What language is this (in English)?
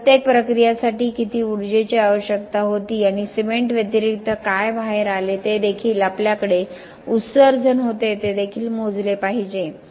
Marathi